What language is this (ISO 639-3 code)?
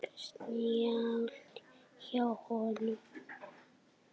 isl